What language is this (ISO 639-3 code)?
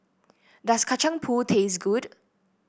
eng